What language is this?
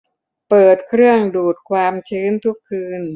Thai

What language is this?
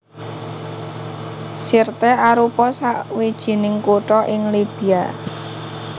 Javanese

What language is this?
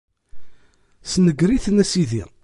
Kabyle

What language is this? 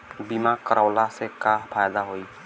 Bhojpuri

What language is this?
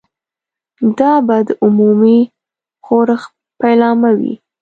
Pashto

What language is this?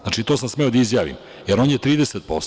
Serbian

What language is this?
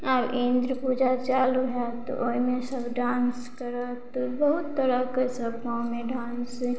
Maithili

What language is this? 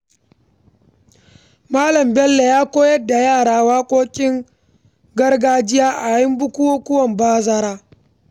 Hausa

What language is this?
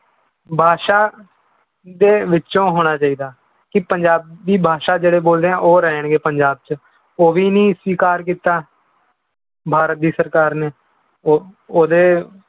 Punjabi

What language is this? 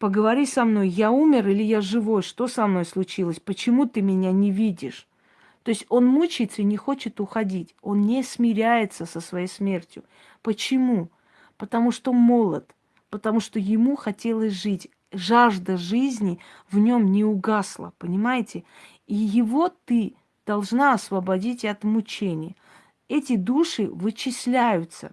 Russian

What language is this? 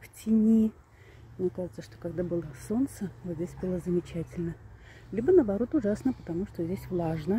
Russian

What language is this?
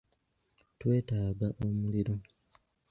Ganda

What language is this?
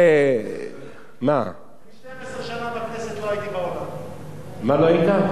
Hebrew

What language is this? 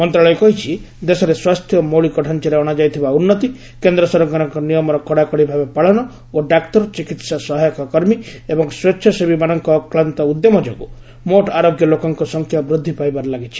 Odia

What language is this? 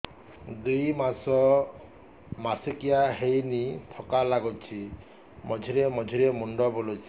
Odia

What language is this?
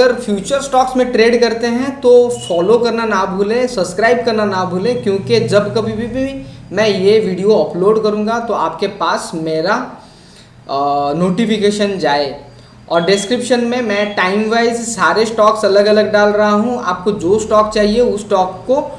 Hindi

